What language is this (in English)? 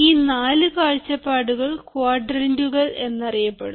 Malayalam